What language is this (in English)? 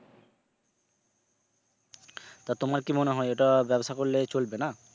Bangla